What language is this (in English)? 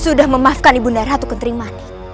Indonesian